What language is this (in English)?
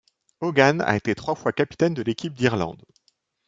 French